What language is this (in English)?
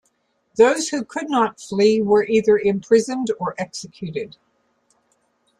English